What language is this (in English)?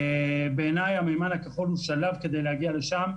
Hebrew